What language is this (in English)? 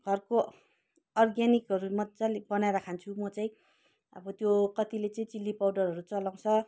Nepali